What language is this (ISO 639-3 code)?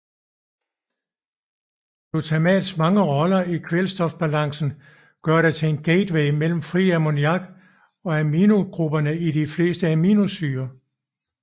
dan